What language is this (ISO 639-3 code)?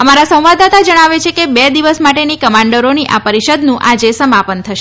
guj